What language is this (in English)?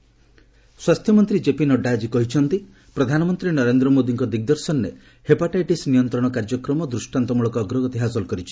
Odia